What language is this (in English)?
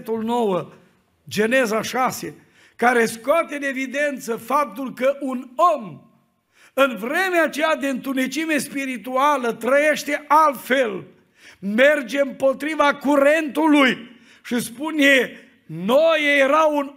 Romanian